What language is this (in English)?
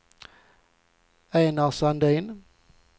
Swedish